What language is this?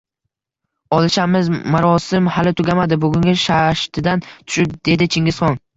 Uzbek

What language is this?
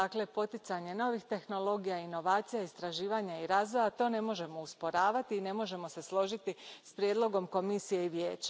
Croatian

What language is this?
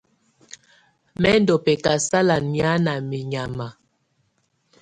Tunen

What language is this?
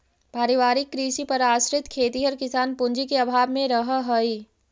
Magahi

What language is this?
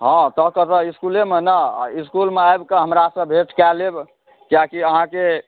Maithili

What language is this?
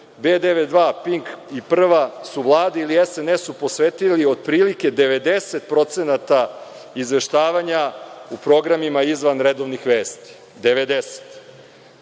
Serbian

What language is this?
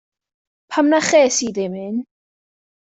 Welsh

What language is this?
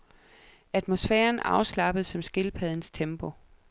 Danish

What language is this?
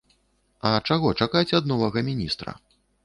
Belarusian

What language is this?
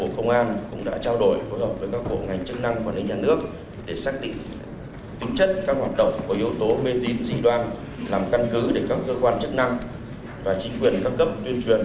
Vietnamese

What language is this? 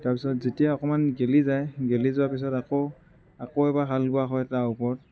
Assamese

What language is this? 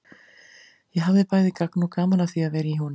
Icelandic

